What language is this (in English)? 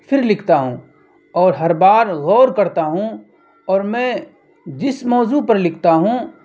Urdu